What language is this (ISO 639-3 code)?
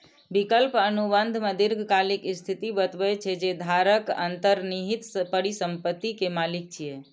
mai